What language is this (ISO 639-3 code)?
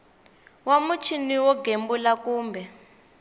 tso